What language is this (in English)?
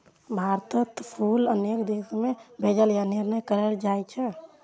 Maithili